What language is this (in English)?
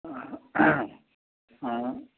Assamese